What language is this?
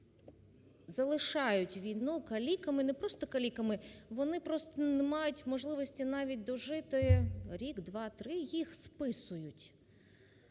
Ukrainian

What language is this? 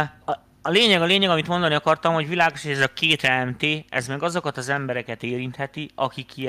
Hungarian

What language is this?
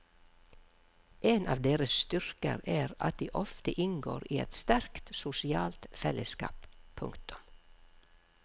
Norwegian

